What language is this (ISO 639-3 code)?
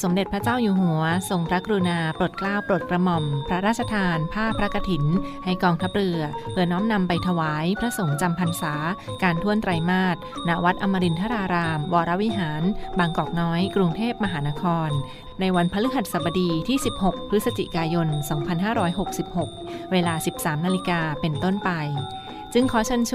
tha